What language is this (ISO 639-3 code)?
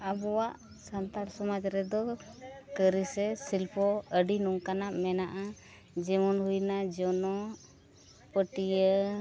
sat